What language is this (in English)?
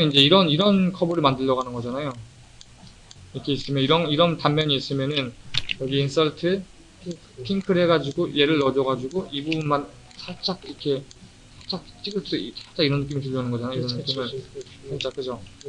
Korean